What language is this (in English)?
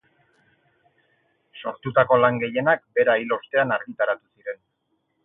Basque